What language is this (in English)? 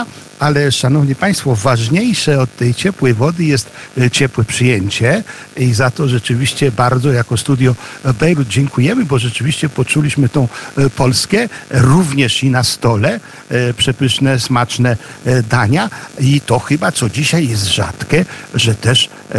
Polish